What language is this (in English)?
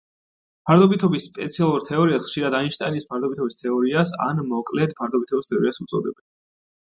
Georgian